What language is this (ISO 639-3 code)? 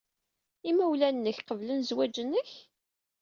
kab